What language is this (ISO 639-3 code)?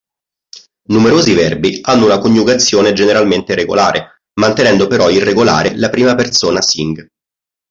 ita